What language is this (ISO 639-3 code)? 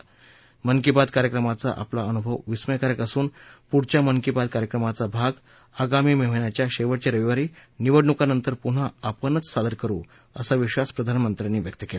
mar